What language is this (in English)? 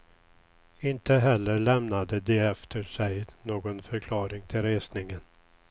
Swedish